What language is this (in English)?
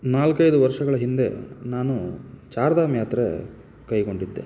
Kannada